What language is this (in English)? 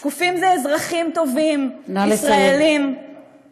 Hebrew